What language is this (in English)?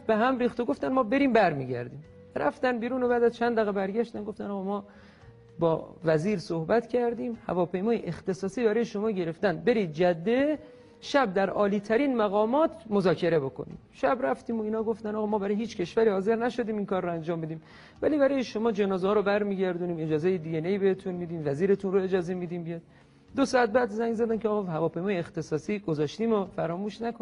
Persian